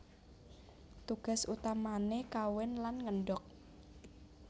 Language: Javanese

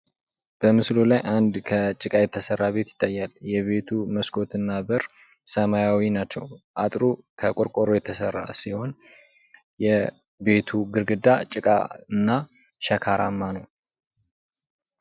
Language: Amharic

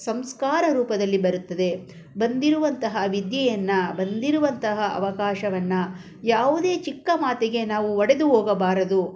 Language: Kannada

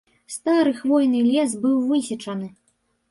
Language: Belarusian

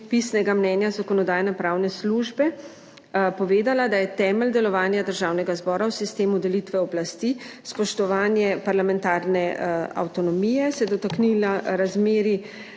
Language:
Slovenian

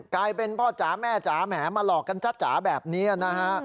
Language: Thai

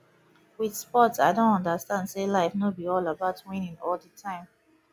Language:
Nigerian Pidgin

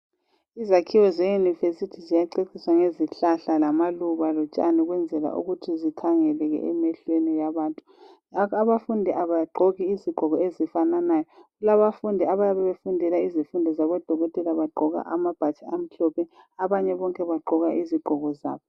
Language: North Ndebele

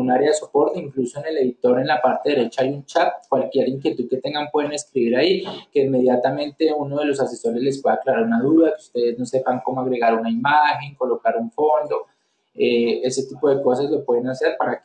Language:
Spanish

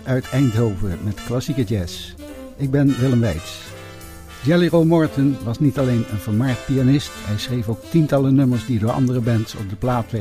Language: Dutch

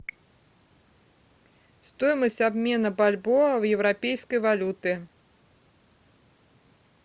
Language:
Russian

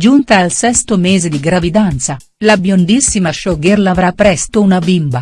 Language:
Italian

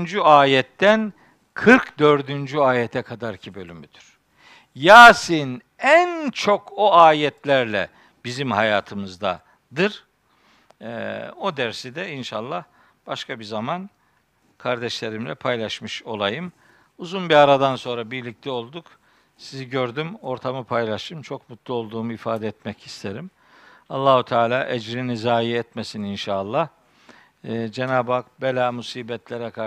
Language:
Turkish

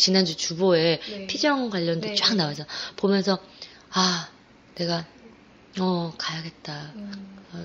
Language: Korean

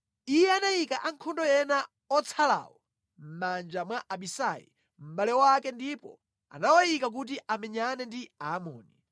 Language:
Nyanja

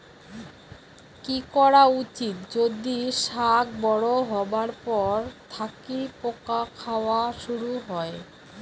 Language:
Bangla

